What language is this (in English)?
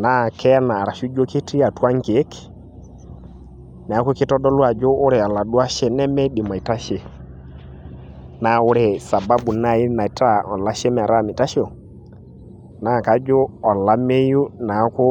Masai